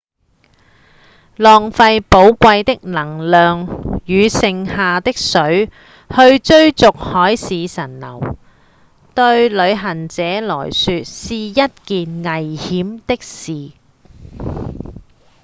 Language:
Cantonese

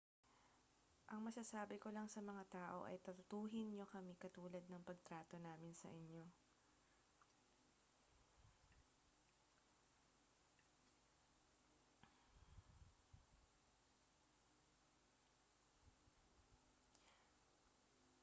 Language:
Filipino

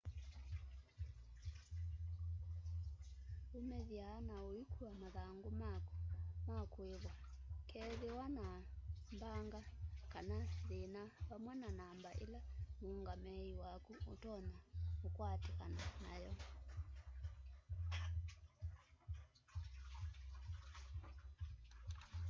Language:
Kamba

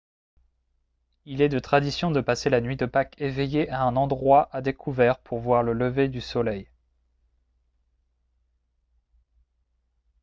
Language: French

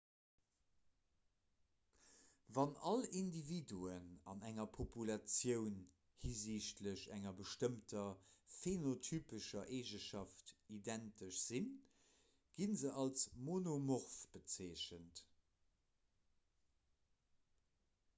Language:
Luxembourgish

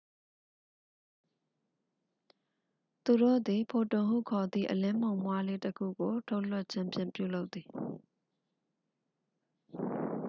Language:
Burmese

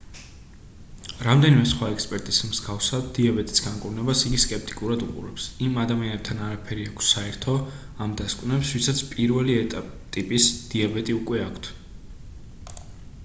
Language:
Georgian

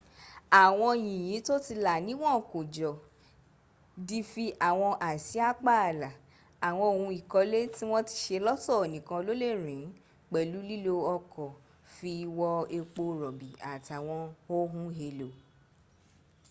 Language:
Yoruba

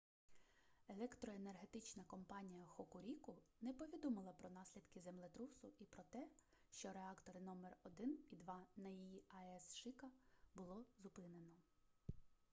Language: Ukrainian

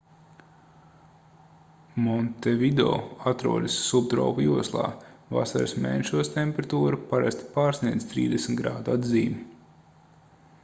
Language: Latvian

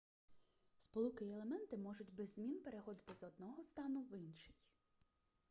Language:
Ukrainian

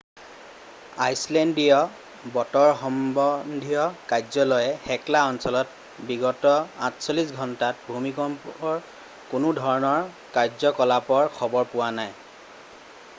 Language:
Assamese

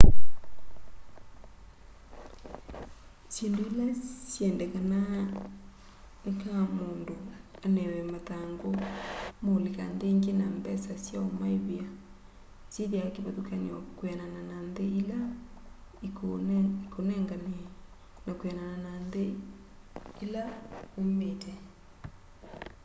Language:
Kamba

